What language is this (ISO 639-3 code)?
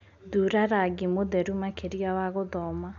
kik